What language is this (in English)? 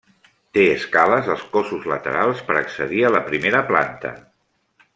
Catalan